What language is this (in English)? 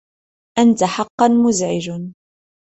Arabic